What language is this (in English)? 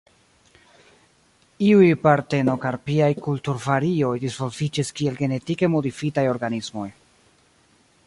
Esperanto